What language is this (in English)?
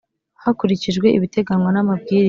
Kinyarwanda